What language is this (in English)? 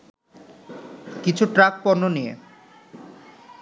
Bangla